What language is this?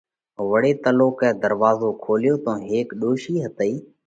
Parkari Koli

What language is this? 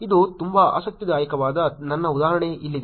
Kannada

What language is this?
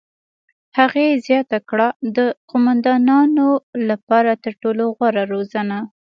Pashto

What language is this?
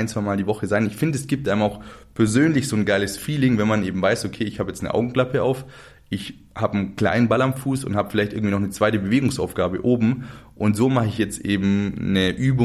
German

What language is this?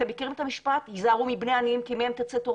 Hebrew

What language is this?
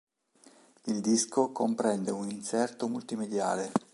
Italian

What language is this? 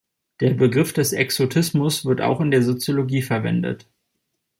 German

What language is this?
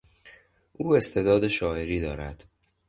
Persian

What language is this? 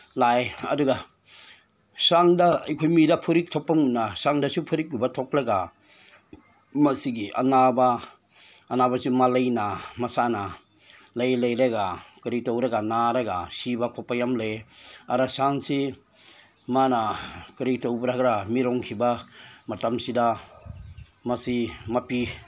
Manipuri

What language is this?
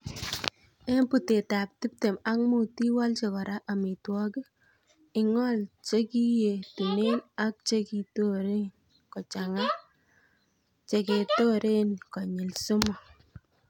Kalenjin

